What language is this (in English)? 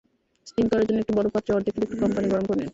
Bangla